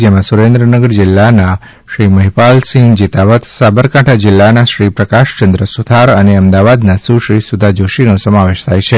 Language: Gujarati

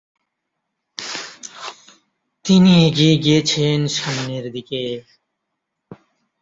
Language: Bangla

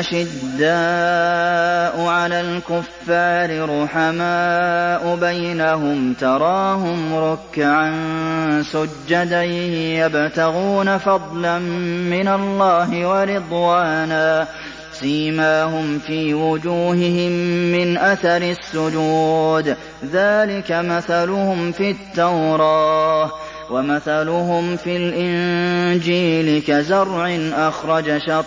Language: Arabic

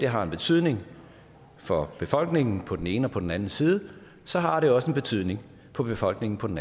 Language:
Danish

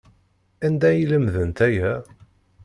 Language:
Kabyle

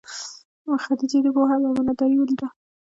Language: Pashto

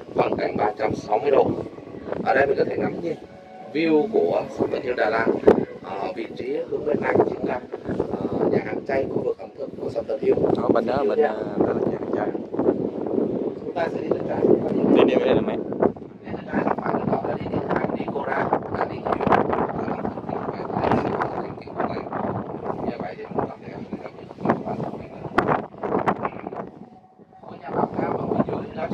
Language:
Vietnamese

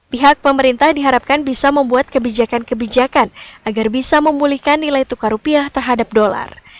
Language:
Indonesian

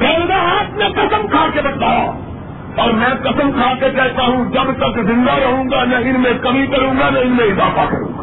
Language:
Urdu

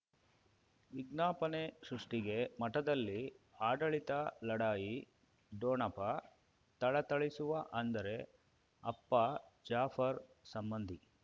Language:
Kannada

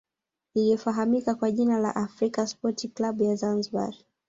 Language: Swahili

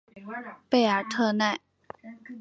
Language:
Chinese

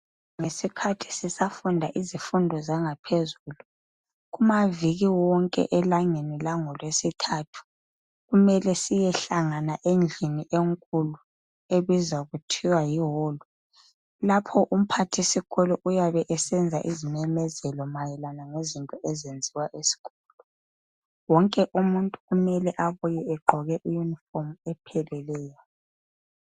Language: North Ndebele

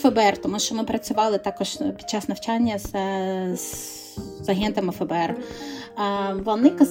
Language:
Ukrainian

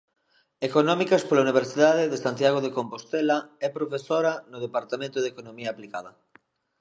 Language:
Galician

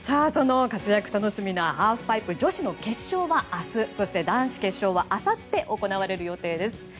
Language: Japanese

